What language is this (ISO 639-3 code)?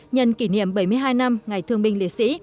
vie